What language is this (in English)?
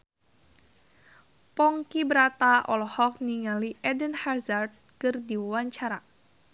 Sundanese